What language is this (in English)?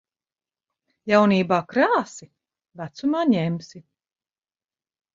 Latvian